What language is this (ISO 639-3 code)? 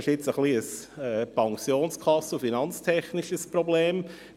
gsw